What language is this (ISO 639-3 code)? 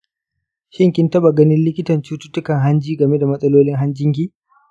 hau